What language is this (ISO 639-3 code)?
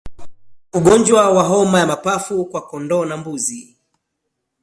swa